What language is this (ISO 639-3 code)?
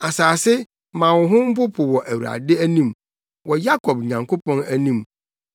aka